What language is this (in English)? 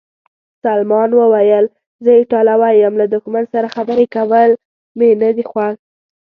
Pashto